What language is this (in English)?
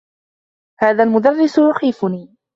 Arabic